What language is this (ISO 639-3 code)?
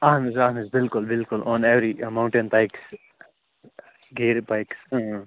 kas